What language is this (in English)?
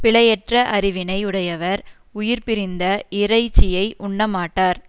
Tamil